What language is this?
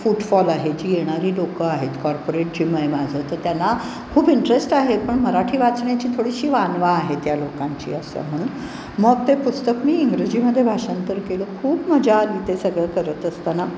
Marathi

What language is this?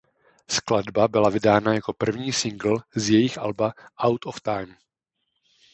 Czech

